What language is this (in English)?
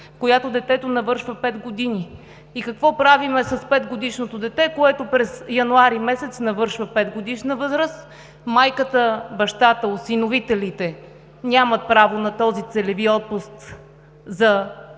Bulgarian